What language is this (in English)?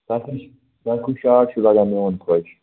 Kashmiri